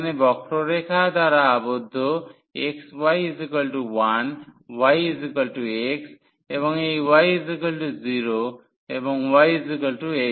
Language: Bangla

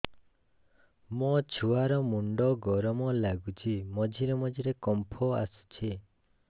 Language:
Odia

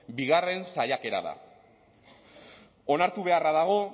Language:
Basque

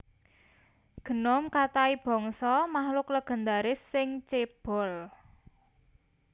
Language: Javanese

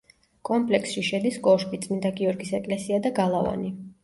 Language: Georgian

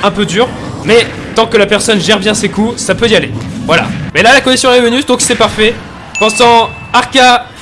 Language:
French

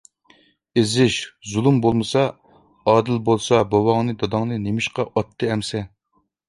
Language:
Uyghur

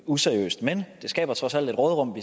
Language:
Danish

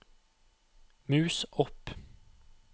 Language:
Norwegian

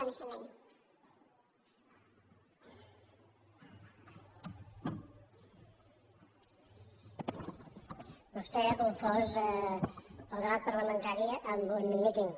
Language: Catalan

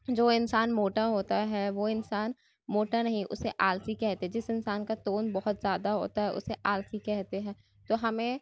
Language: Urdu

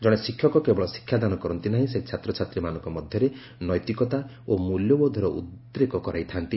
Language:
Odia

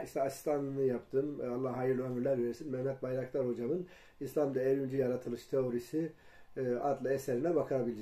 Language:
Turkish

